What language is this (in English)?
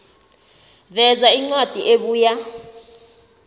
South Ndebele